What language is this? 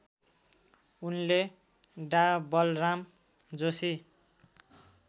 Nepali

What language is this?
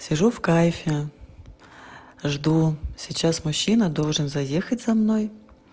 Russian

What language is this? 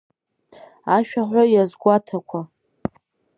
Abkhazian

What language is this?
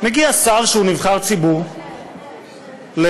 Hebrew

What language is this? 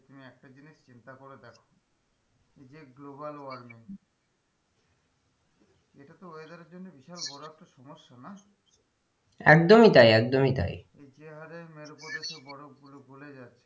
Bangla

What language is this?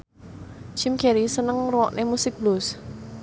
Javanese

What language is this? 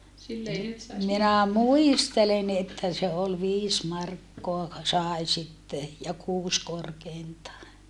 Finnish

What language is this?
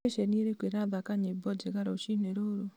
Kikuyu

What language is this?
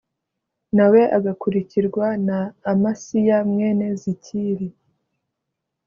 Kinyarwanda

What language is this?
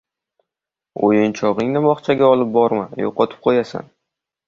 Uzbek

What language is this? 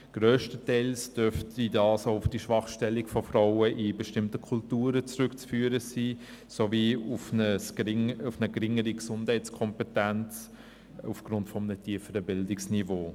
Swiss German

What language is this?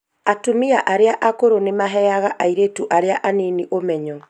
Kikuyu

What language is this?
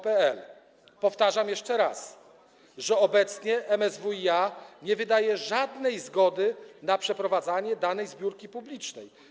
Polish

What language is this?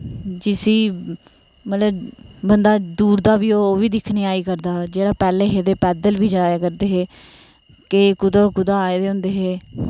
Dogri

